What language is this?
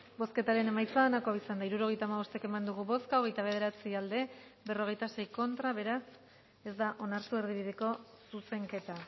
Basque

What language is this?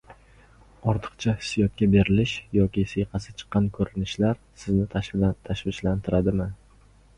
Uzbek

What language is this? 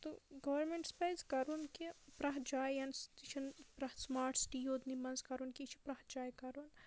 Kashmiri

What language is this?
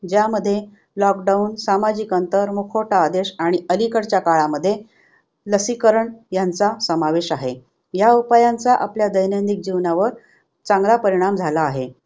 Marathi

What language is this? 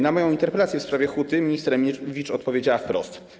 Polish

